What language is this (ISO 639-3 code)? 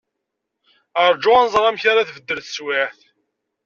kab